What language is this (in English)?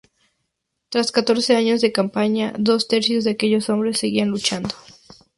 Spanish